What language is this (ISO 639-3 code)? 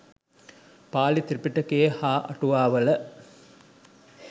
sin